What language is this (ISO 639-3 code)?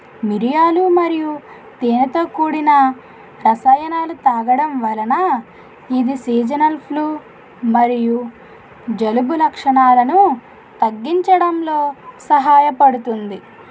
tel